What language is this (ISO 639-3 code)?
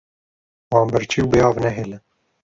kur